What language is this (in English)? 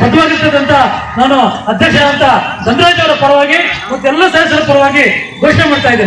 Indonesian